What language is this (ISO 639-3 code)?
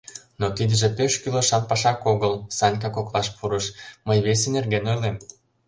chm